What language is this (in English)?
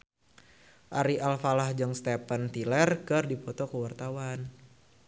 Sundanese